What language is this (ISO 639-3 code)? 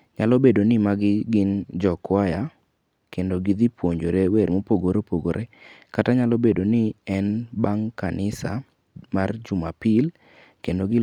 luo